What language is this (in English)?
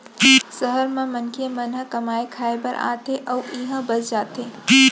Chhattisgarhi